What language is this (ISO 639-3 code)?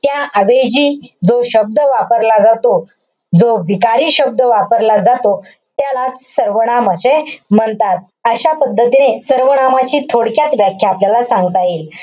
mar